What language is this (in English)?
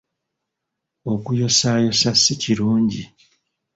Ganda